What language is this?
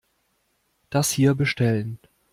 German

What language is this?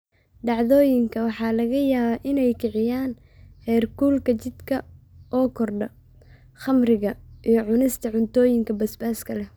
Somali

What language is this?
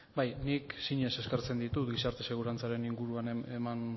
Basque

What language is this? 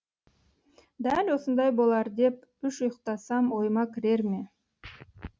Kazakh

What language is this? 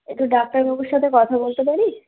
Bangla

